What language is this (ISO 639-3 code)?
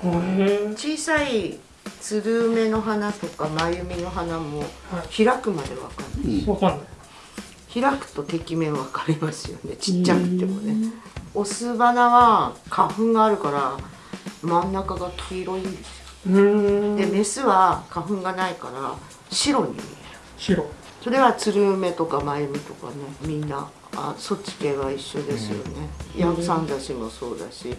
jpn